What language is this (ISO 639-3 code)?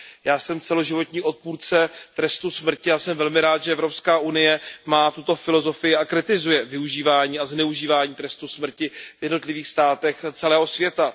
ces